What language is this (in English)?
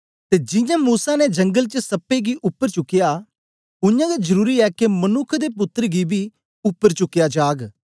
Dogri